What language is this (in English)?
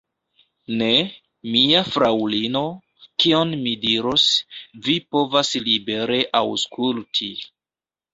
Esperanto